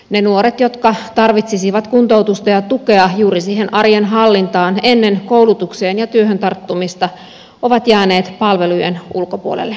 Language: Finnish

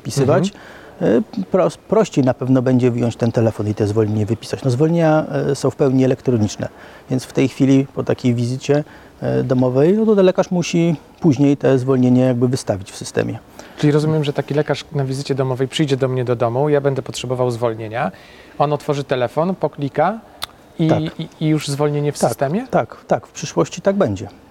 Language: Polish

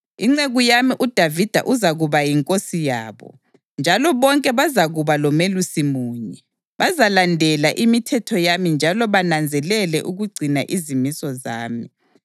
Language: North Ndebele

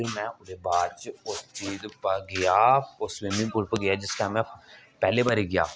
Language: Dogri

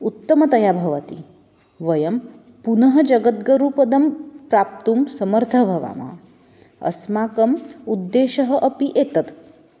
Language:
Sanskrit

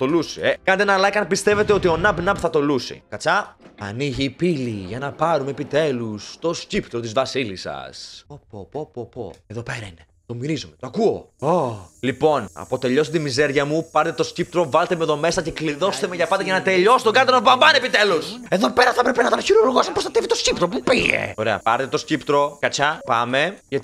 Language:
Greek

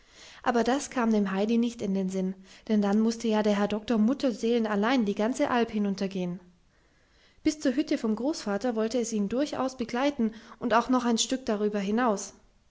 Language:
German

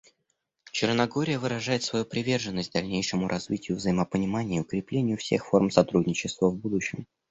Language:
Russian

